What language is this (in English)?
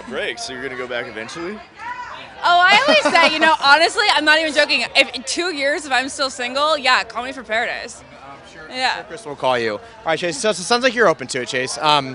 English